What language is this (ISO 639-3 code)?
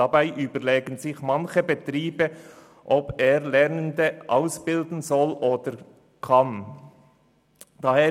gsw